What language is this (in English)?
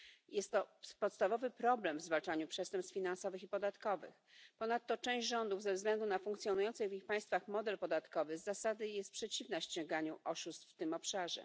Polish